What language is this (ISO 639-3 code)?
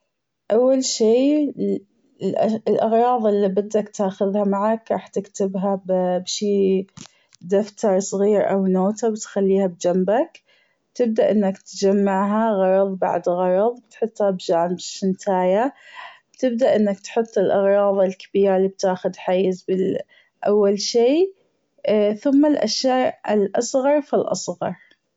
afb